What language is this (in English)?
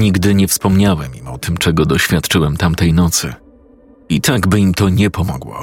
Polish